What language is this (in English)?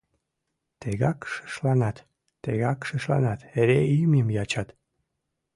Mari